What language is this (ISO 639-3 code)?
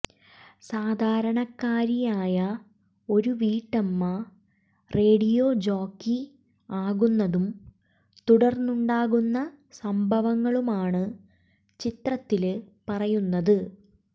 mal